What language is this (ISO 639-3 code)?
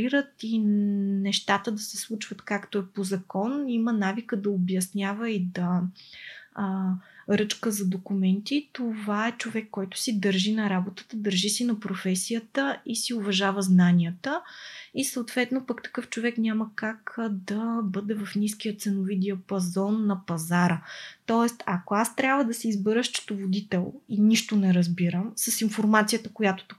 bul